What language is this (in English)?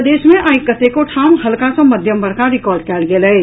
Maithili